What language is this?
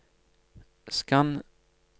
Norwegian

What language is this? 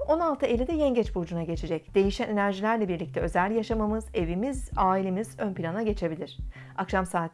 Turkish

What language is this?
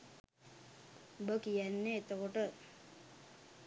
Sinhala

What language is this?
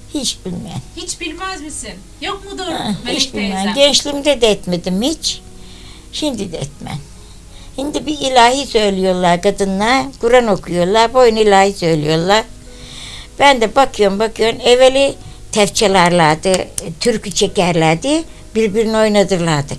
Turkish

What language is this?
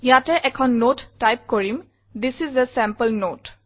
Assamese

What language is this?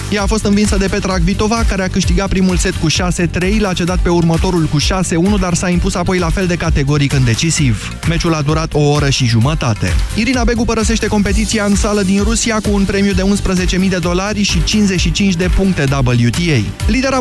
Romanian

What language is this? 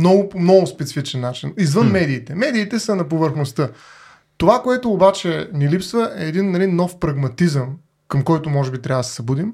Bulgarian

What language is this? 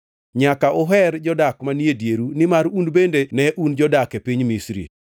Luo (Kenya and Tanzania)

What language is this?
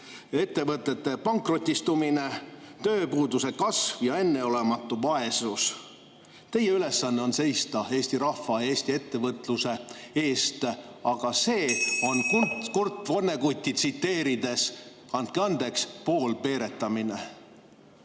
Estonian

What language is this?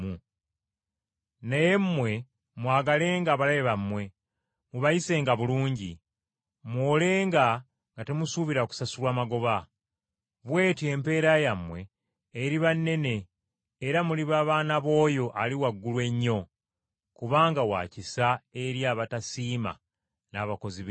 Ganda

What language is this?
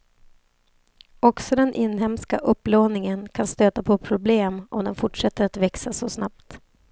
Swedish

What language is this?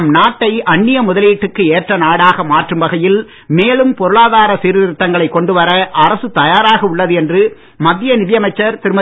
Tamil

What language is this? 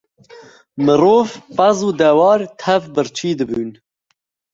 Kurdish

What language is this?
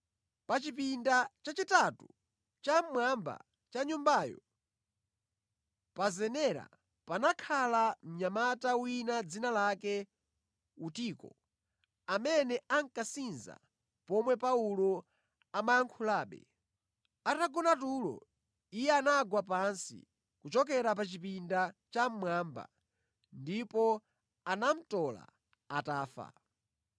Nyanja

